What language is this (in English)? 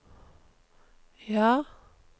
Norwegian